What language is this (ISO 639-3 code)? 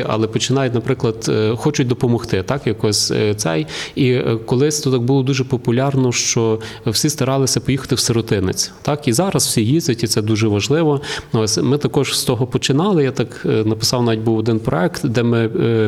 ukr